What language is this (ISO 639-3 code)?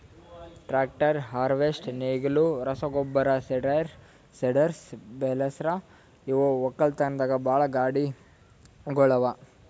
kan